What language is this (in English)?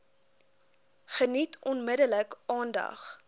Afrikaans